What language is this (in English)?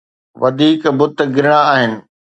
Sindhi